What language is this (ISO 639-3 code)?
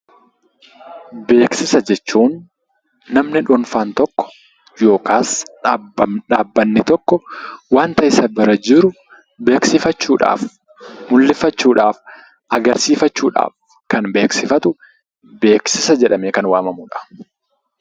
orm